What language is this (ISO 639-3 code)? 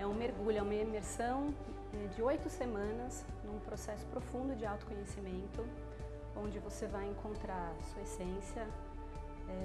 por